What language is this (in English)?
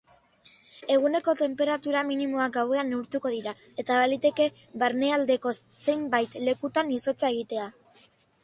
Basque